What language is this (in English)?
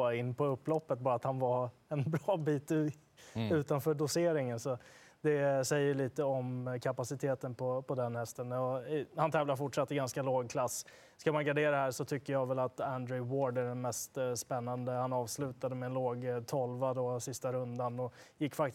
Swedish